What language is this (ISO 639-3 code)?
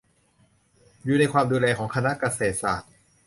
tha